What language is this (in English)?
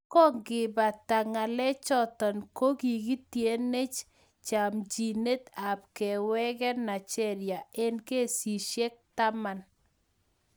Kalenjin